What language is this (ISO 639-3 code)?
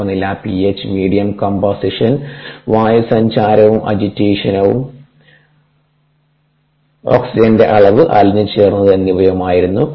mal